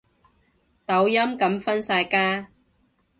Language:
Cantonese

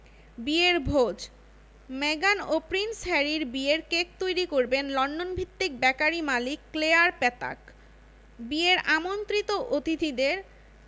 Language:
Bangla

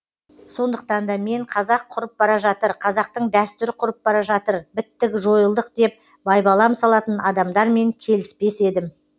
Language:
Kazakh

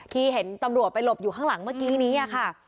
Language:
Thai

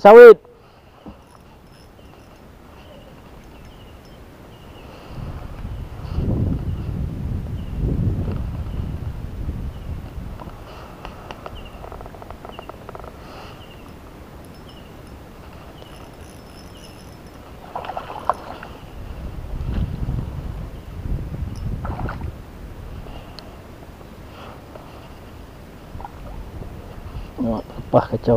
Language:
Malay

